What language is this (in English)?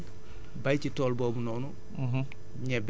Wolof